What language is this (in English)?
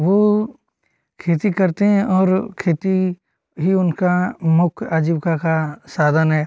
Hindi